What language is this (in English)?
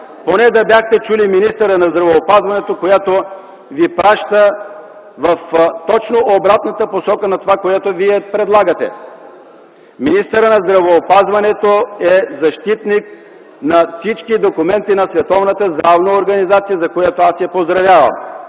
Bulgarian